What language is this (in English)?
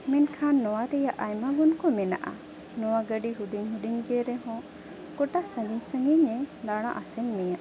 Santali